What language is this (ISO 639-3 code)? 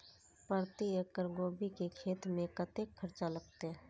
mai